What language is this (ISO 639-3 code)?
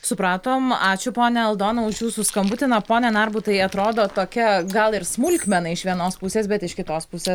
lit